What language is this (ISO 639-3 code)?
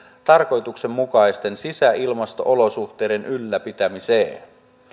fin